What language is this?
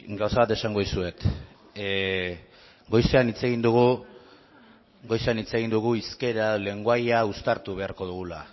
Basque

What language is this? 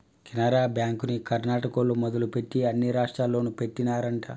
Telugu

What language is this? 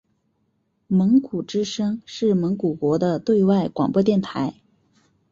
Chinese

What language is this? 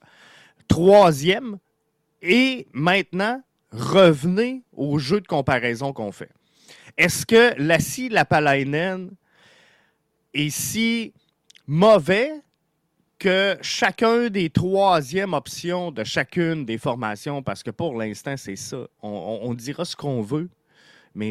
French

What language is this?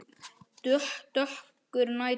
Icelandic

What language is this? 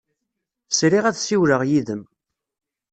Kabyle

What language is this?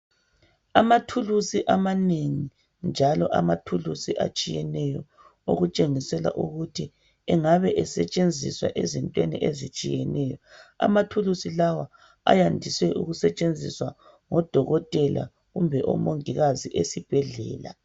North Ndebele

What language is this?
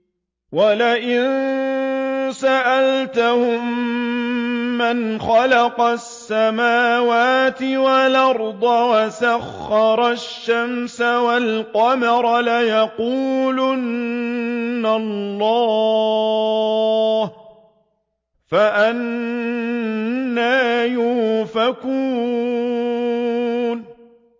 Arabic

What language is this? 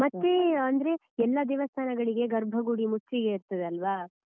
Kannada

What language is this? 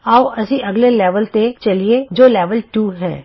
Punjabi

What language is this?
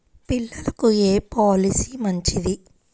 Telugu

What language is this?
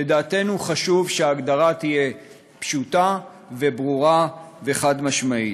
Hebrew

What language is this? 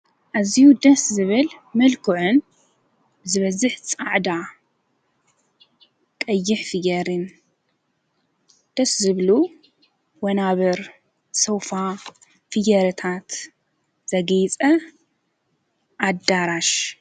Tigrinya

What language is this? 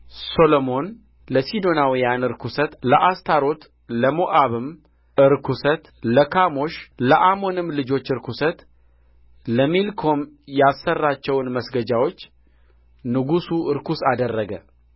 Amharic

